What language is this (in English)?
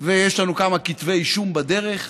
Hebrew